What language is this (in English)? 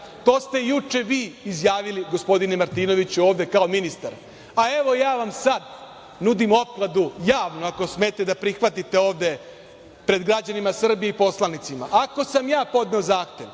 Serbian